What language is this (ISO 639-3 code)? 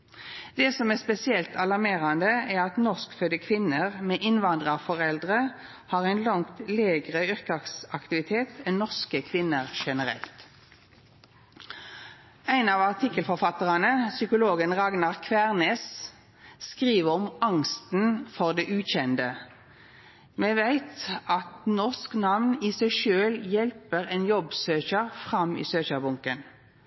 nno